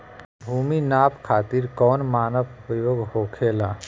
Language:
Bhojpuri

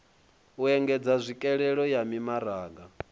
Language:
Venda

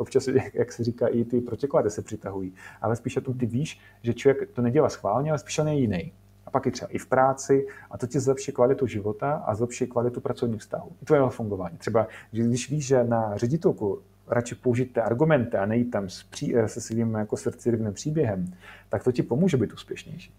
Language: Czech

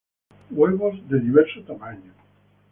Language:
Spanish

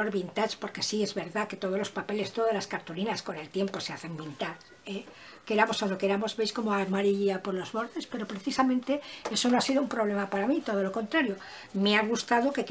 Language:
Spanish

